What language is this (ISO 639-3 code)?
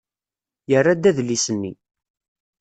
kab